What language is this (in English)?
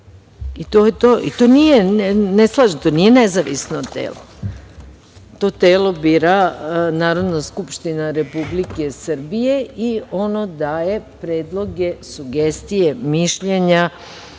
Serbian